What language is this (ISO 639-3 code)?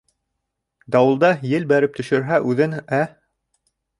bak